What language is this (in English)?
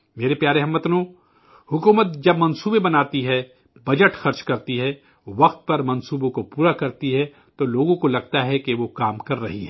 Urdu